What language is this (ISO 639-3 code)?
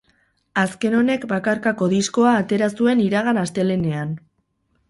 eus